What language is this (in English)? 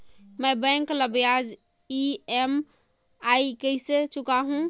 Chhattisgarhi